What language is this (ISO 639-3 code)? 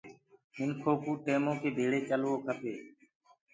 ggg